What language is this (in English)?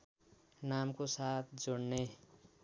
Nepali